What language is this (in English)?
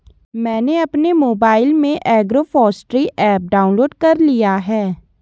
Hindi